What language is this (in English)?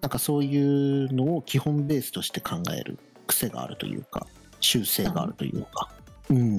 Japanese